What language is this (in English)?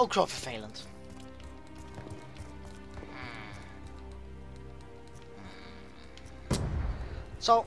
Dutch